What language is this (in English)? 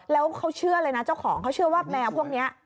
Thai